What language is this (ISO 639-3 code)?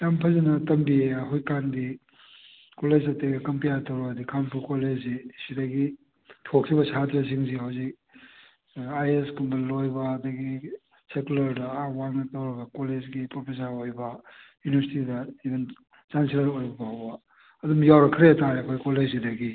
mni